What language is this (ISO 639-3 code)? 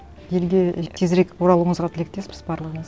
kaz